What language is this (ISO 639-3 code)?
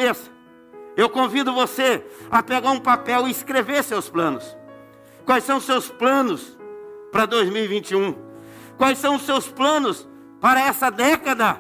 por